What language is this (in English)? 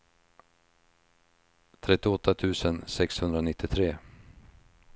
Swedish